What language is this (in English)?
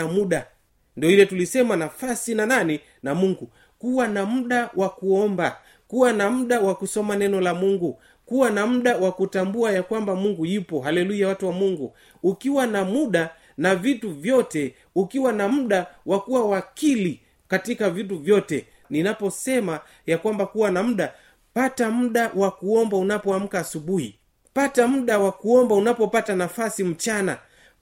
Swahili